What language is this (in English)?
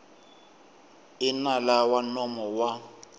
Tsonga